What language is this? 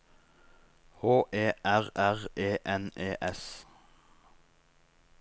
Norwegian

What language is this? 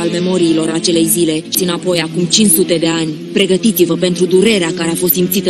Romanian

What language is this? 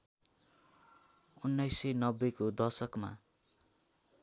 Nepali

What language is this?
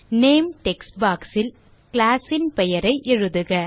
Tamil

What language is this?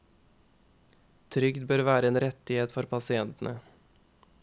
Norwegian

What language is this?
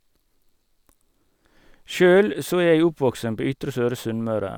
Norwegian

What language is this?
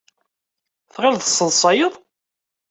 Kabyle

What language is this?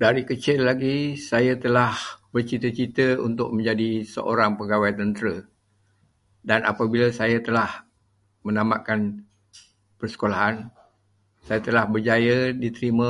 Malay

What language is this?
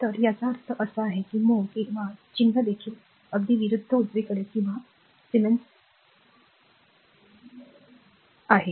Marathi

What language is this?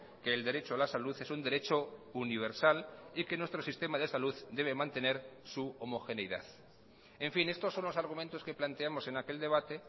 Spanish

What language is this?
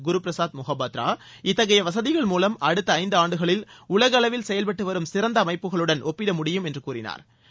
Tamil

